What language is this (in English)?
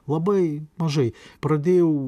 Lithuanian